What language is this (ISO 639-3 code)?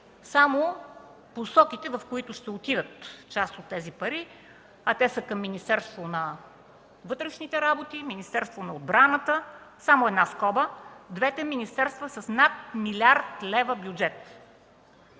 bul